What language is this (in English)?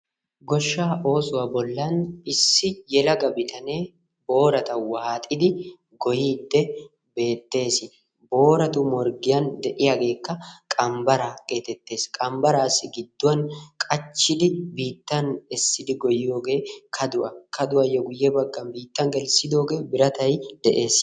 Wolaytta